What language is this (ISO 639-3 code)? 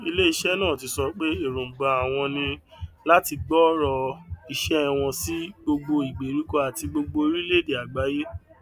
yor